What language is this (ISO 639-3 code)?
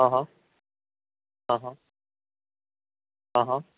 guj